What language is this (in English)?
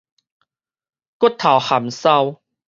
Min Nan Chinese